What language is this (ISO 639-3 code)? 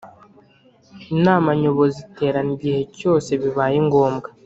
kin